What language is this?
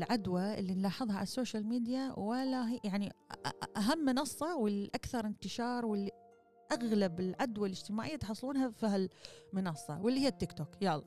Arabic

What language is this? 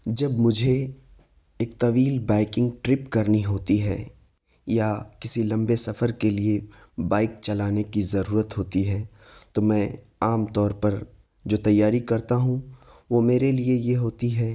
Urdu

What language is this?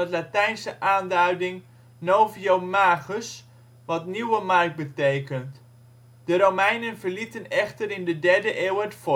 Dutch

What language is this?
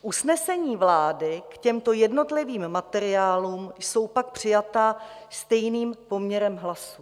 Czech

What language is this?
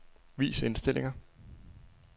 Danish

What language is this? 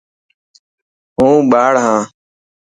Dhatki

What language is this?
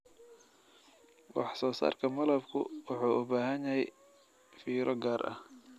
Somali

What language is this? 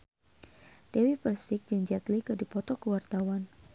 Sundanese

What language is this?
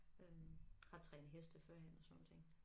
Danish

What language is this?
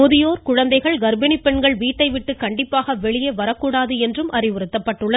Tamil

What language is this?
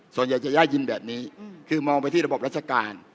Thai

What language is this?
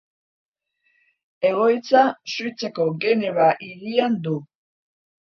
Basque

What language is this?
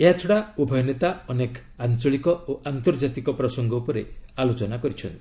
Odia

